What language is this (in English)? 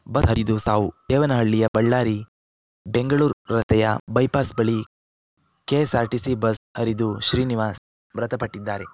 Kannada